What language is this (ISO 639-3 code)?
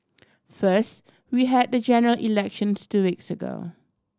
eng